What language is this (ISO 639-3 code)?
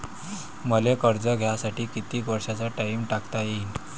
mar